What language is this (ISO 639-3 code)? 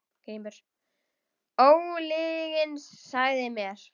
isl